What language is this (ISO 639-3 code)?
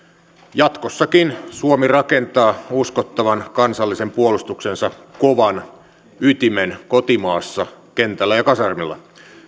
fin